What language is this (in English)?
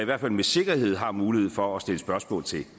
Danish